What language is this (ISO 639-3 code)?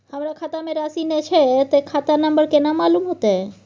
mai